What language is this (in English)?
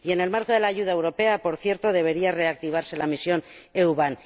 Spanish